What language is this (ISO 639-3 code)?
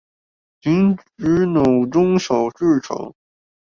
zho